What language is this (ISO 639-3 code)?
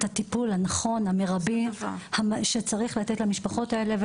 heb